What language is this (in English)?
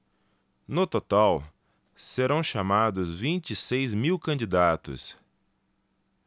Portuguese